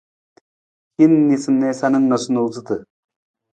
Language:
Nawdm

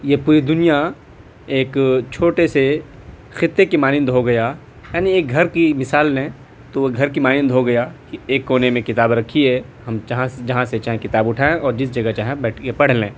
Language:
Urdu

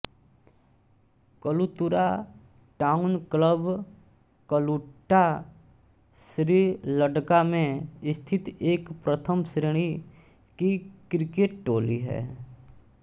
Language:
Hindi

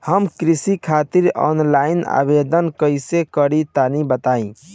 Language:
Bhojpuri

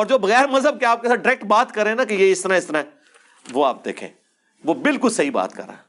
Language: Urdu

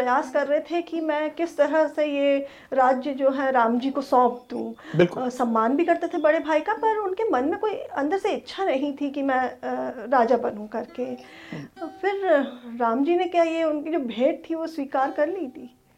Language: Hindi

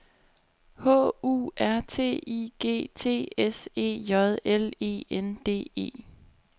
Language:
Danish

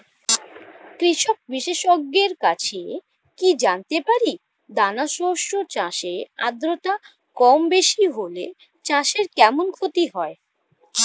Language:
Bangla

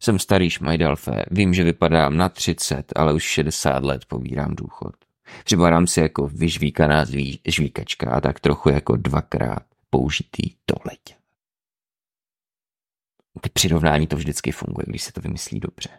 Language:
Czech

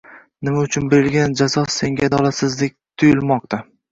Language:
Uzbek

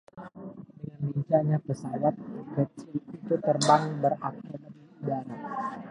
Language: Indonesian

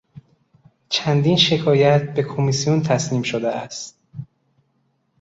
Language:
Persian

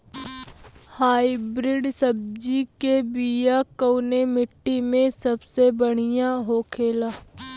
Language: Bhojpuri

